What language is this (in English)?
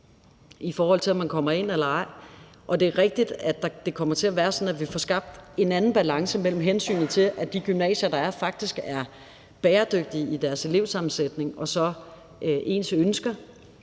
Danish